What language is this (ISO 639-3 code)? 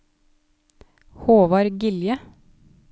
nor